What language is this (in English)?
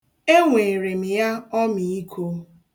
Igbo